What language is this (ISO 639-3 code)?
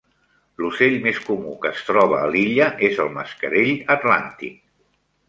cat